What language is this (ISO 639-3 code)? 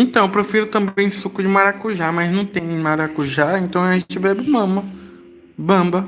por